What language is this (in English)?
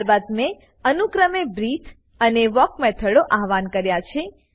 Gujarati